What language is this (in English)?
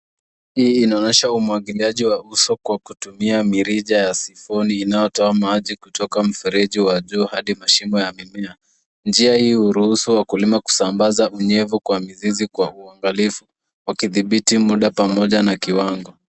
Swahili